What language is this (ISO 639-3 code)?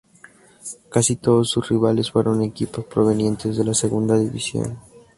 spa